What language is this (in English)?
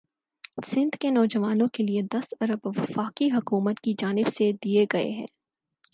Urdu